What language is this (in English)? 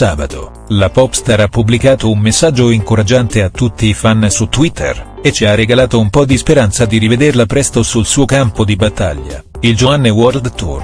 Italian